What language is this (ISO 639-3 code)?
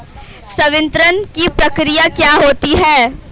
hin